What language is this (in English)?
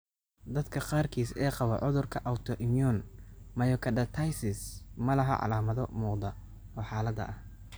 Somali